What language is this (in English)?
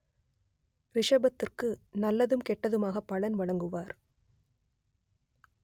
Tamil